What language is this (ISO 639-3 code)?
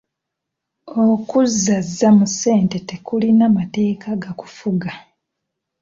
lug